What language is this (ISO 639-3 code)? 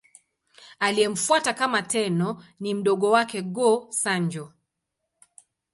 swa